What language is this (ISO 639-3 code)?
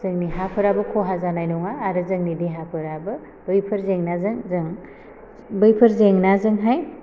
brx